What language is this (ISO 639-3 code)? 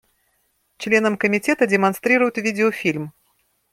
rus